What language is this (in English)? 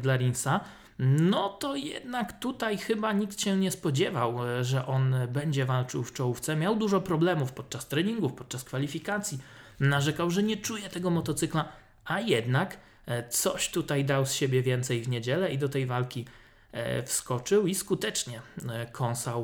Polish